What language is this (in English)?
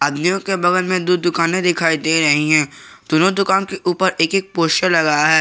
Hindi